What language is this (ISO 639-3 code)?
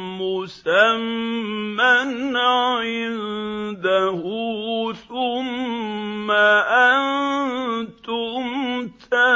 ara